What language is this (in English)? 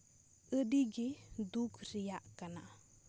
Santali